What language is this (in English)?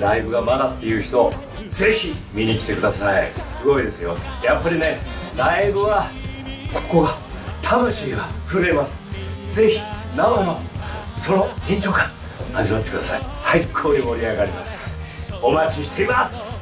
Japanese